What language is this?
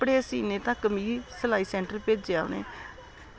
Dogri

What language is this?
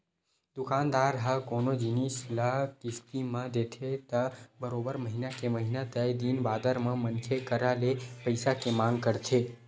Chhattisgarhi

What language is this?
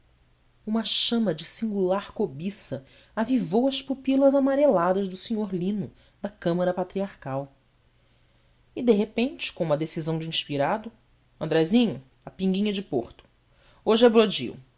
Portuguese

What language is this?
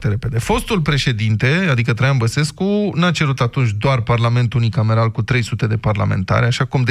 Romanian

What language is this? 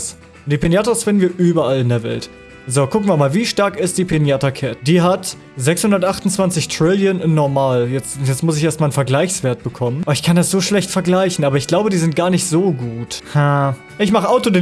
German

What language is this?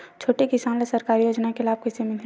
Chhattisgarhi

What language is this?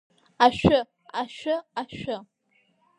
Abkhazian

